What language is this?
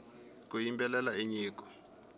Tsonga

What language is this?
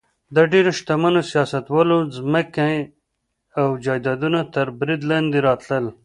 Pashto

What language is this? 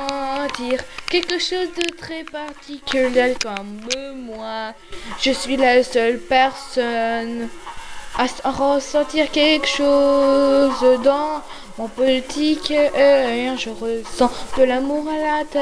French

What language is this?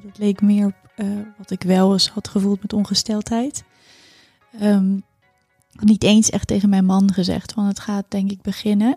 Dutch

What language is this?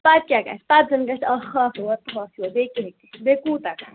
Kashmiri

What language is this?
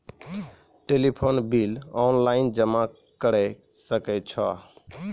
Maithili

